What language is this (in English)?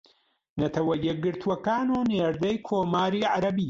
Central Kurdish